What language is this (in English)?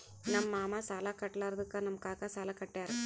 Kannada